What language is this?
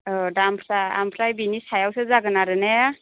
Bodo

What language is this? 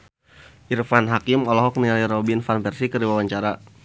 Sundanese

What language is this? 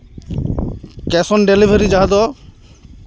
Santali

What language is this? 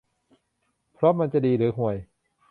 Thai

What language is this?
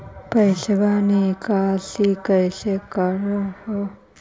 Magahi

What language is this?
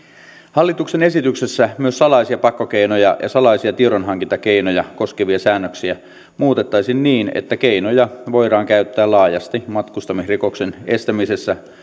Finnish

